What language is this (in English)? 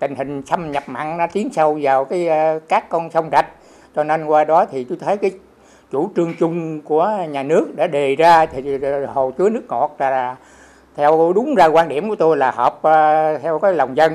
Vietnamese